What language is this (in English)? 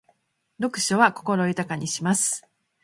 Japanese